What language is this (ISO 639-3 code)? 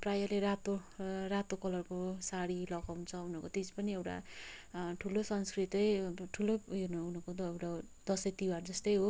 nep